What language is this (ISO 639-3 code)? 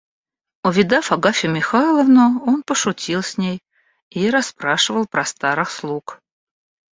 rus